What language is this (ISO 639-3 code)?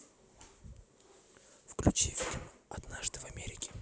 rus